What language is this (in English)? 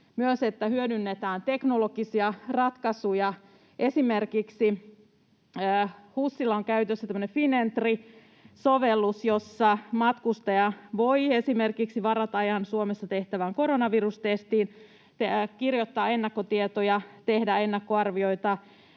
Finnish